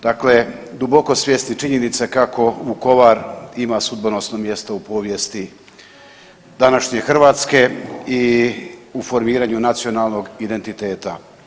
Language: Croatian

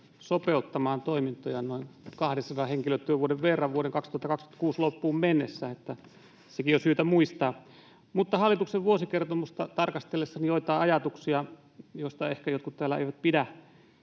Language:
Finnish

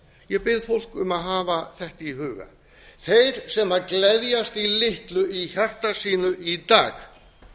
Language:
Icelandic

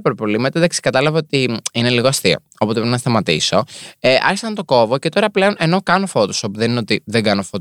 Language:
Greek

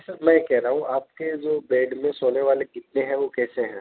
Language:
Urdu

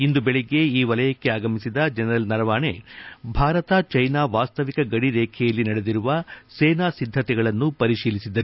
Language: Kannada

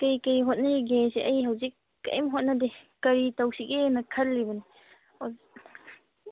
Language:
Manipuri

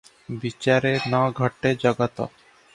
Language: Odia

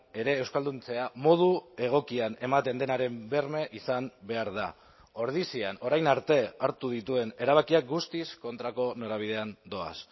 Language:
Basque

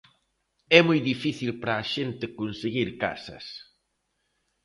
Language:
Galician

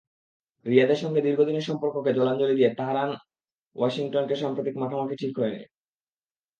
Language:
Bangla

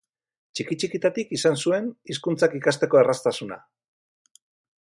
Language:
Basque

